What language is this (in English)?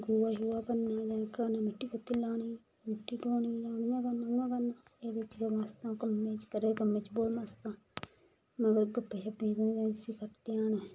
Dogri